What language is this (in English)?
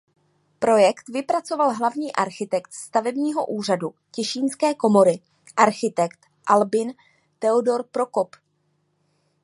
Czech